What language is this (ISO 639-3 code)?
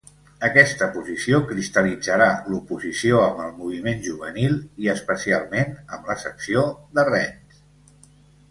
cat